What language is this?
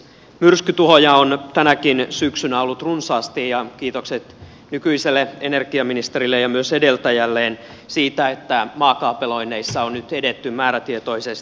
Finnish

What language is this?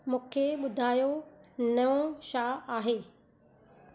Sindhi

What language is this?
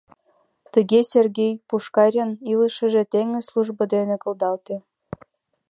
Mari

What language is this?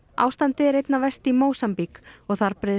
Icelandic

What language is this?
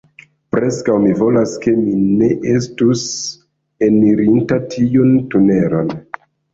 Esperanto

